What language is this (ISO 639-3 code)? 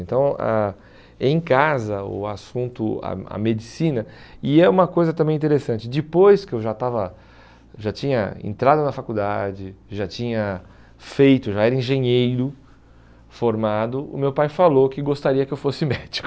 por